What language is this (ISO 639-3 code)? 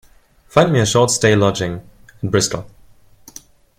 eng